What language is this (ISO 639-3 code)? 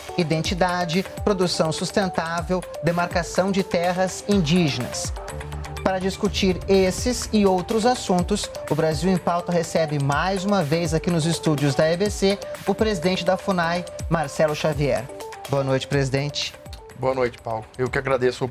por